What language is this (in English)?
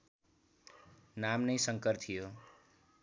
Nepali